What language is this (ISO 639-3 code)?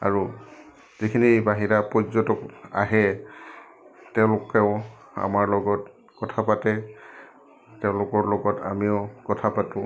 asm